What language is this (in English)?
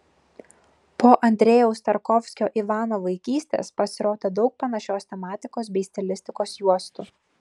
Lithuanian